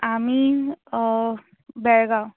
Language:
Konkani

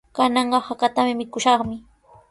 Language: Sihuas Ancash Quechua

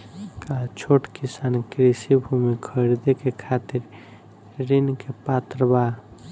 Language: Bhojpuri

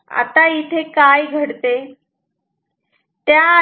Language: Marathi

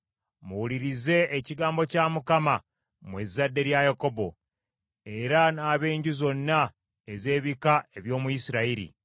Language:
Ganda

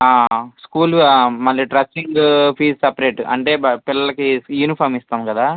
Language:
Telugu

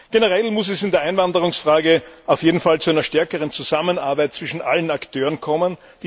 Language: German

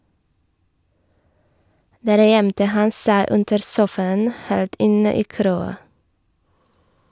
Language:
Norwegian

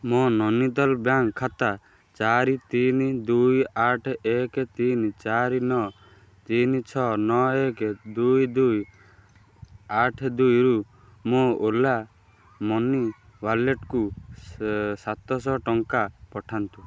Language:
Odia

